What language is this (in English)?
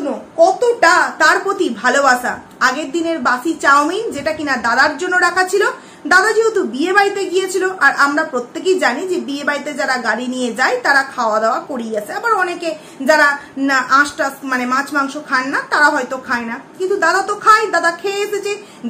Bangla